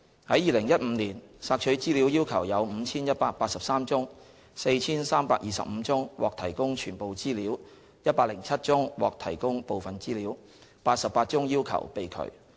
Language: Cantonese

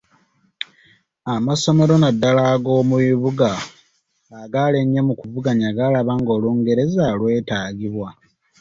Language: Ganda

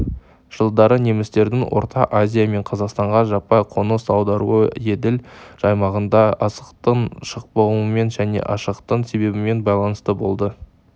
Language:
Kazakh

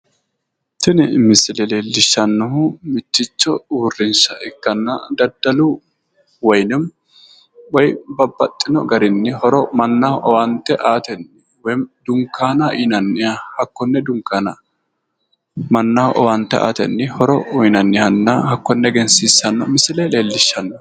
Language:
Sidamo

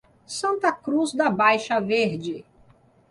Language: Portuguese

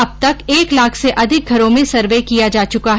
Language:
Hindi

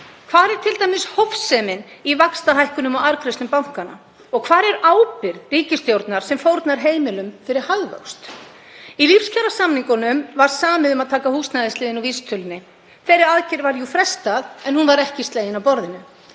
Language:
Icelandic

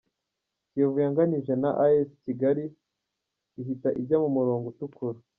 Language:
Kinyarwanda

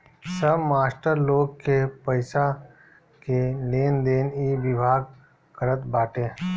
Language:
Bhojpuri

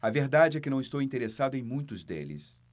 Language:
Portuguese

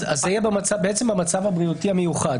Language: Hebrew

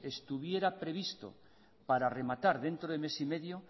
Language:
Spanish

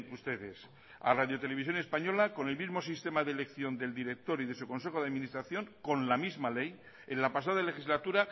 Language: Spanish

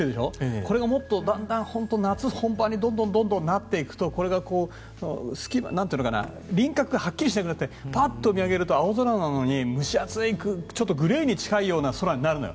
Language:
Japanese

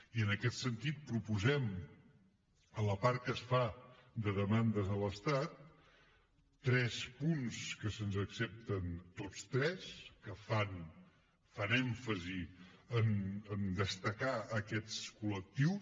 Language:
Catalan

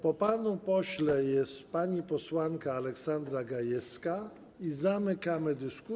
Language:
Polish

